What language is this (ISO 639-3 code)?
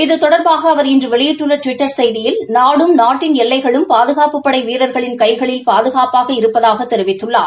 tam